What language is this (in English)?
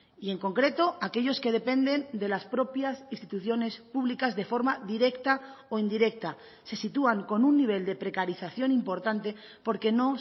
Spanish